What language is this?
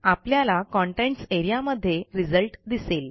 Marathi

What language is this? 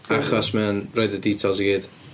Welsh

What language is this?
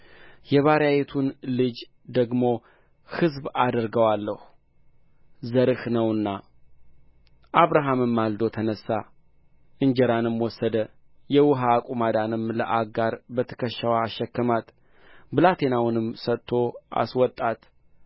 Amharic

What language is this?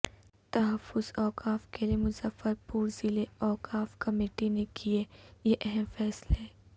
Urdu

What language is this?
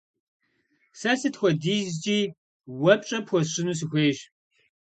Kabardian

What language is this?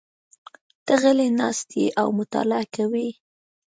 Pashto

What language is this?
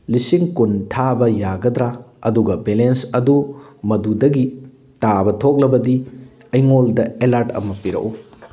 Manipuri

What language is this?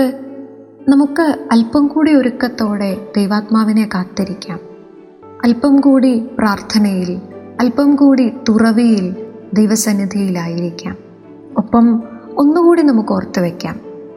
Malayalam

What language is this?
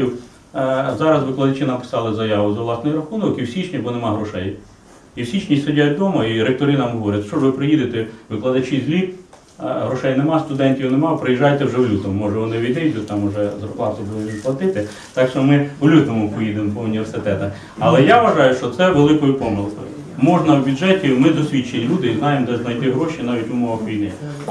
Ukrainian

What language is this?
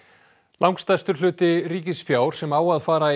Icelandic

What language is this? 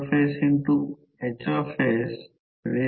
Marathi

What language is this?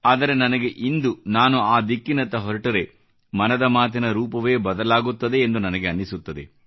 Kannada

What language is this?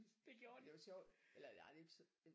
Danish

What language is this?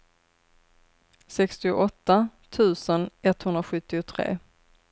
Swedish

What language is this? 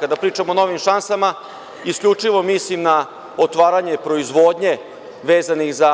Serbian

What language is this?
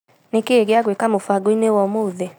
Kikuyu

